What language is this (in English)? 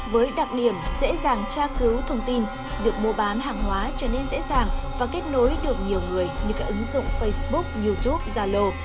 Vietnamese